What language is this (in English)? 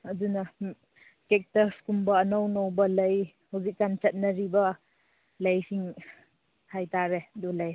Manipuri